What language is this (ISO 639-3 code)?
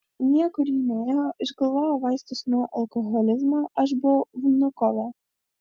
lit